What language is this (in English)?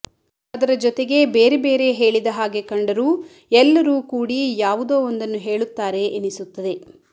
Kannada